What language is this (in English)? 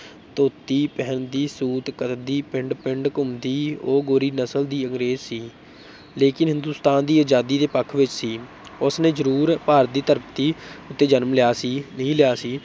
Punjabi